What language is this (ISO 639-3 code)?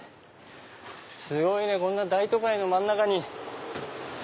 jpn